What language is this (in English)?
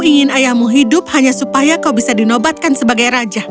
Indonesian